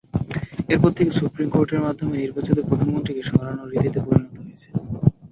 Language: Bangla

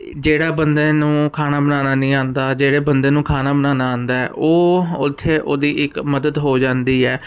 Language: Punjabi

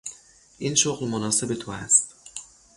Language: Persian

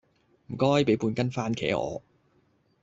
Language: Cantonese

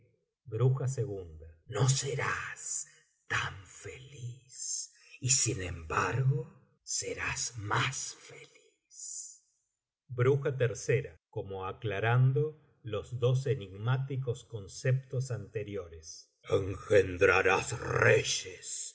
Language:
Spanish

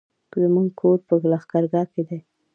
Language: Pashto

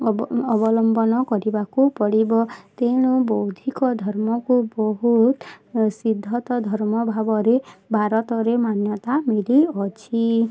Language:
Odia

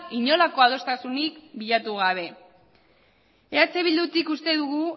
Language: Basque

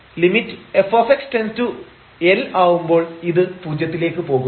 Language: Malayalam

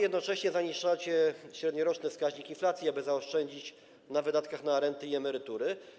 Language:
Polish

